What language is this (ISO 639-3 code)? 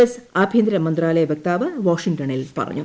mal